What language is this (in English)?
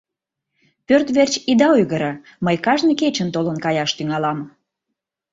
Mari